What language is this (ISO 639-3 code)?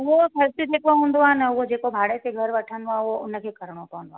snd